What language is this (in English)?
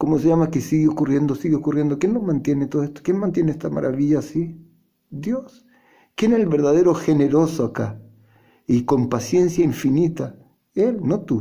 Spanish